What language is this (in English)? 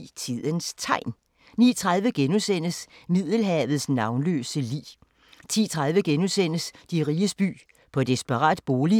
Danish